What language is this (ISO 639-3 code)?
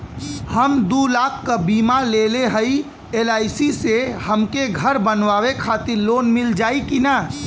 bho